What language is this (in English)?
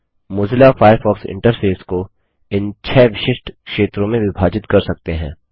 Hindi